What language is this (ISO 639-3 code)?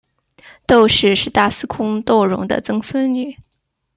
zho